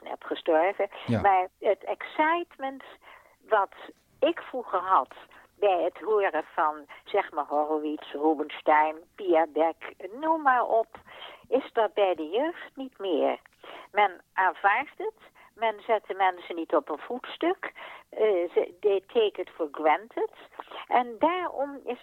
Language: Dutch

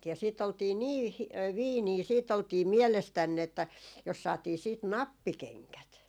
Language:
Finnish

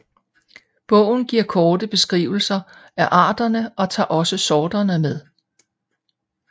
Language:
Danish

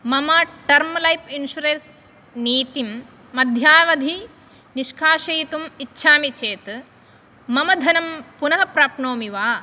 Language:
Sanskrit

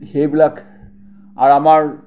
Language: Assamese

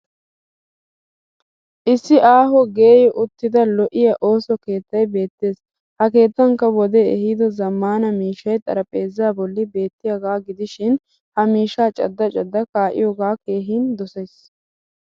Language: Wolaytta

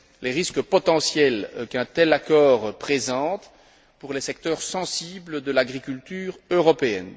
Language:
French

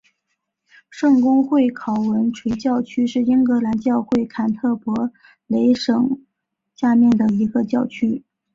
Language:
Chinese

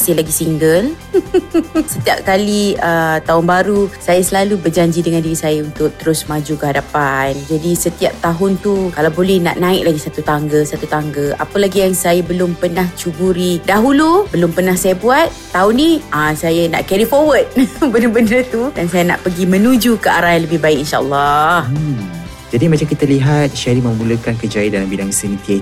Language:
Malay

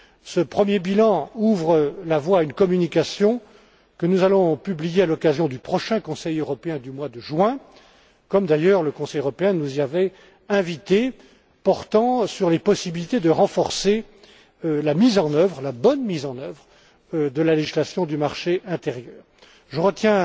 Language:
French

